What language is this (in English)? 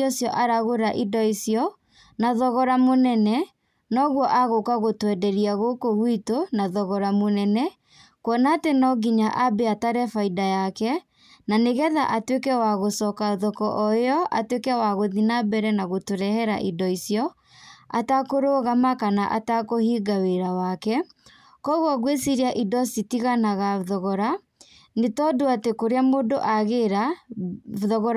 Kikuyu